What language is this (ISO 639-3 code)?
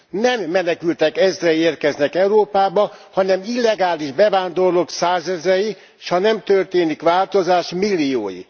hun